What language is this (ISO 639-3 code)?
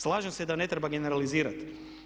hrv